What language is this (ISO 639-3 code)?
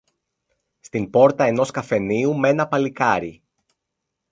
ell